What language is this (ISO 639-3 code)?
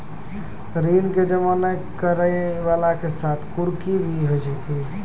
mai